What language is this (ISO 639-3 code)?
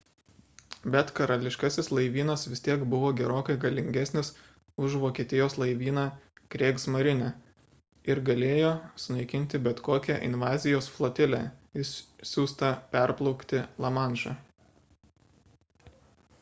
lit